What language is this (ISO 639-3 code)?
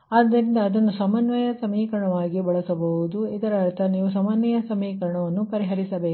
kan